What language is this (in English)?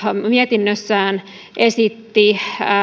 Finnish